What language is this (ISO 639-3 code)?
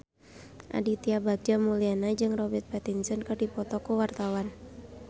sun